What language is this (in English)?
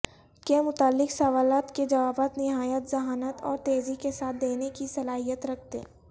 Urdu